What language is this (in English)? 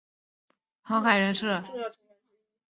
Chinese